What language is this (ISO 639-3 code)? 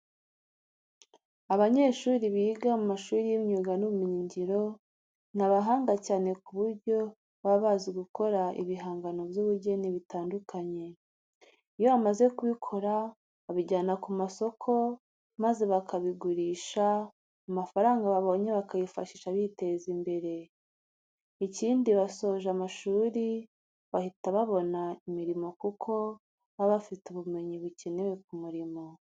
kin